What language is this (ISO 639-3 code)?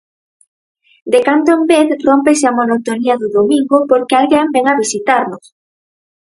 glg